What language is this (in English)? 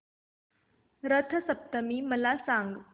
Marathi